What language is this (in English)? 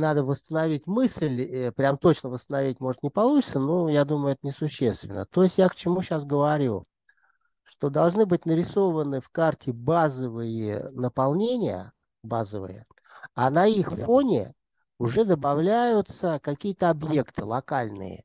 Russian